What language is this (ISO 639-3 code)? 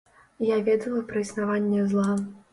bel